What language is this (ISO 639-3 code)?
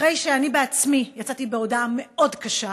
heb